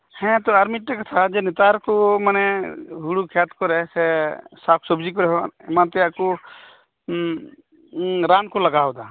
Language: Santali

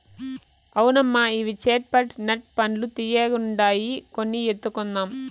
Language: Telugu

